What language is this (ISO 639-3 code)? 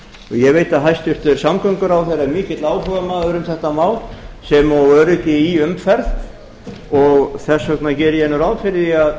isl